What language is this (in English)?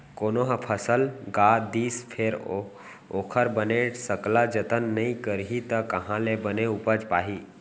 Chhattisgarhi